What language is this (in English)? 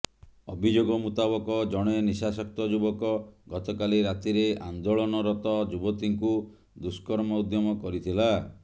Odia